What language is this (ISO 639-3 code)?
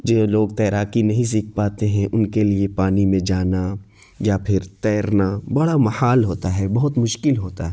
urd